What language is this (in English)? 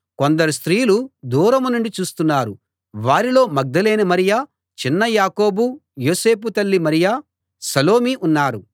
Telugu